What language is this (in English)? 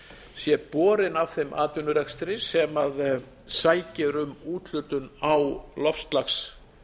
Icelandic